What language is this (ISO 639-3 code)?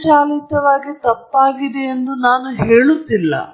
kan